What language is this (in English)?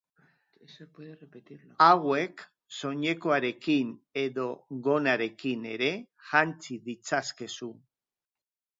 Basque